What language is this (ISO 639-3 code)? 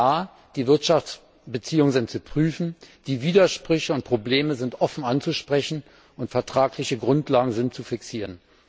deu